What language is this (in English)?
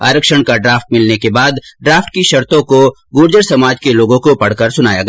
Hindi